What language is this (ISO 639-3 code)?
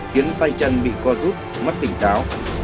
vie